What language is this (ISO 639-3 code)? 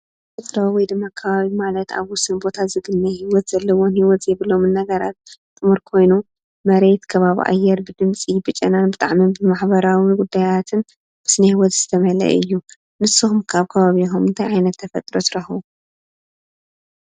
tir